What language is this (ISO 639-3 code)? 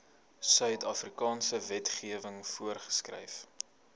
afr